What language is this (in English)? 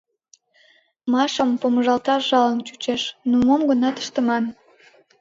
Mari